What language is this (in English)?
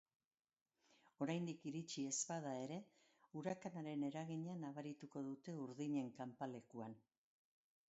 Basque